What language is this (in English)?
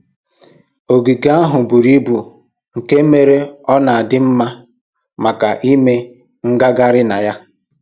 Igbo